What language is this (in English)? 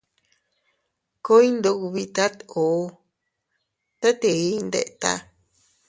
Teutila Cuicatec